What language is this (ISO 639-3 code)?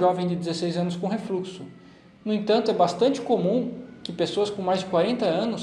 por